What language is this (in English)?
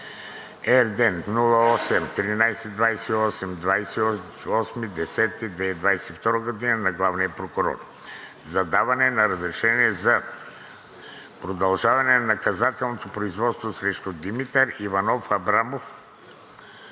Bulgarian